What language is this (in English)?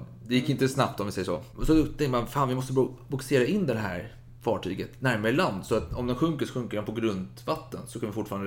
Swedish